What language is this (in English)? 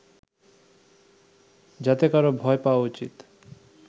Bangla